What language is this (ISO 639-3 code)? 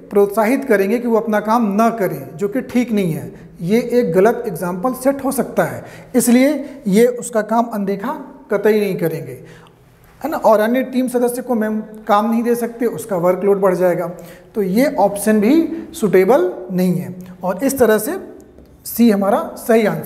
hin